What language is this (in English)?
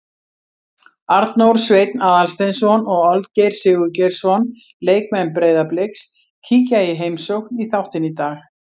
Icelandic